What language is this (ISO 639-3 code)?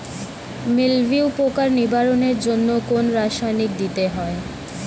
ben